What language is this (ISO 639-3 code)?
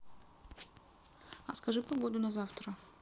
rus